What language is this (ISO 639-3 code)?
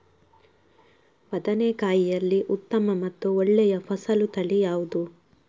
kan